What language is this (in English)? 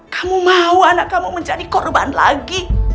Indonesian